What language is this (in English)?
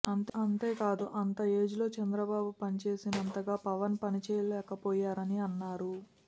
Telugu